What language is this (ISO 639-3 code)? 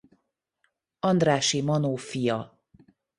hun